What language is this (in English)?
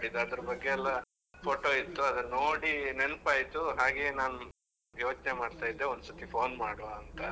Kannada